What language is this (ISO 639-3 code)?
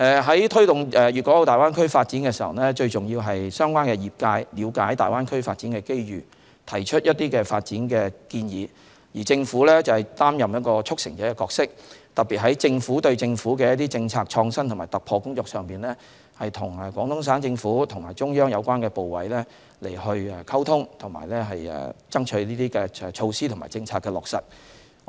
yue